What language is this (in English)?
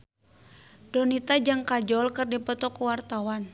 Sundanese